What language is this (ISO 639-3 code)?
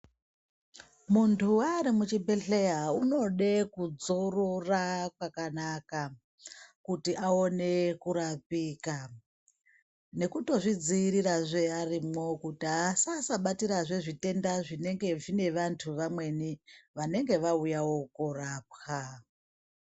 ndc